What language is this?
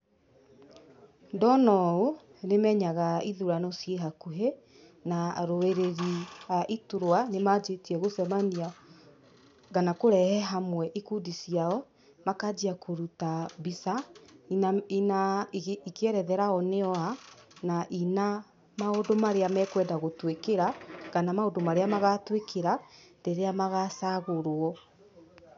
Kikuyu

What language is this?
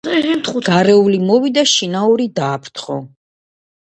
Georgian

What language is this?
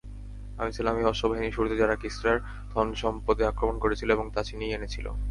Bangla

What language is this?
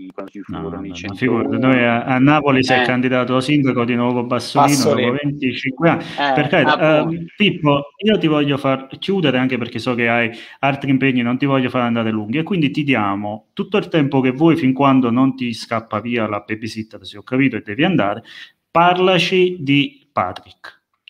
Italian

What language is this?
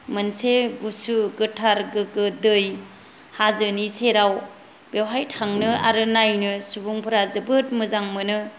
Bodo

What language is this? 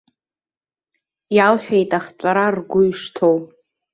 Abkhazian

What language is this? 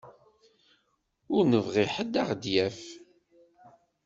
Kabyle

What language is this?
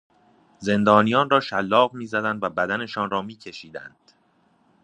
Persian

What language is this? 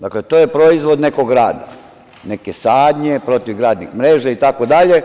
Serbian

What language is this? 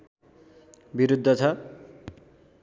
Nepali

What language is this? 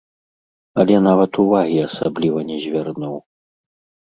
Belarusian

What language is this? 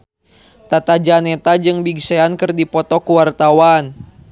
Sundanese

